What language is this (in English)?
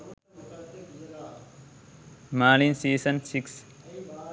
Sinhala